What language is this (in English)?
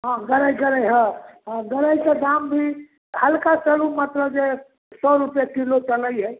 Maithili